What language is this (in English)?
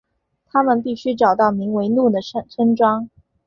Chinese